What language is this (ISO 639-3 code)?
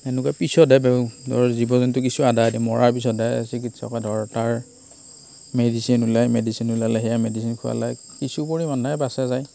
asm